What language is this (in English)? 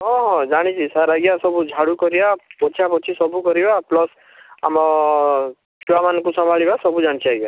Odia